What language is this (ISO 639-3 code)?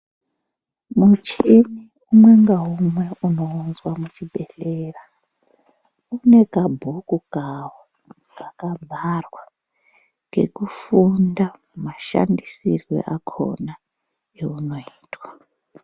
ndc